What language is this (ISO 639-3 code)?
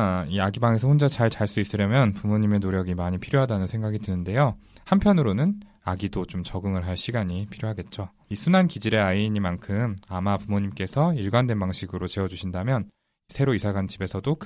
kor